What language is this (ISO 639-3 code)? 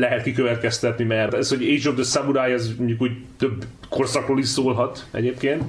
hun